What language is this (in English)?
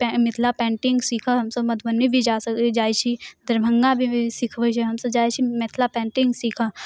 Maithili